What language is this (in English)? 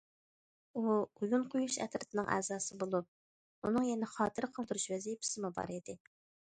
Uyghur